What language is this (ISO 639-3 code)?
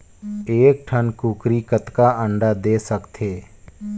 hne